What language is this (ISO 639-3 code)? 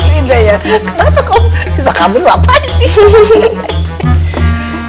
ind